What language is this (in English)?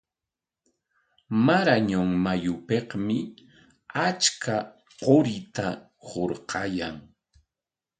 Corongo Ancash Quechua